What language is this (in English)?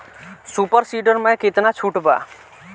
Bhojpuri